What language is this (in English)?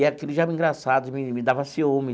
Portuguese